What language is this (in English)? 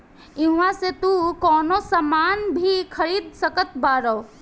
Bhojpuri